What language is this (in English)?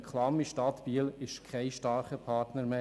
Swiss German